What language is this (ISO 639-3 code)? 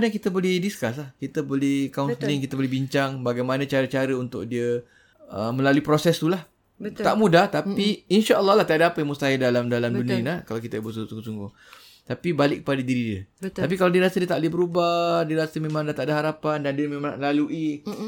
msa